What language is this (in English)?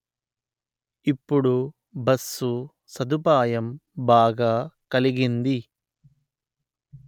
Telugu